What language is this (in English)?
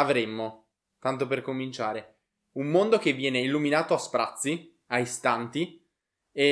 Italian